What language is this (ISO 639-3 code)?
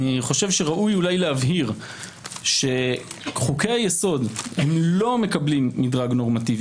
heb